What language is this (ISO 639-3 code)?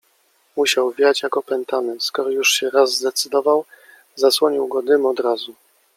pol